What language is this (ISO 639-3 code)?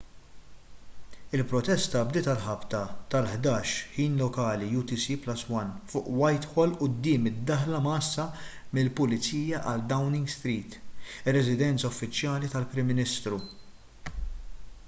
mlt